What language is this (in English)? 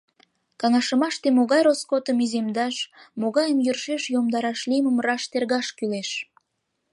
Mari